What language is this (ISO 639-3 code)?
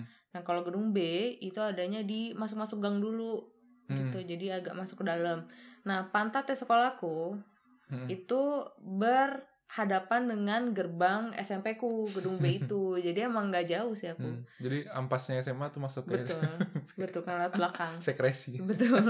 ind